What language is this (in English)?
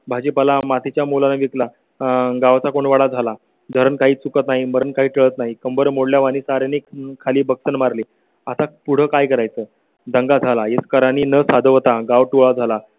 Marathi